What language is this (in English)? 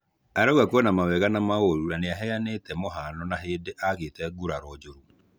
Kikuyu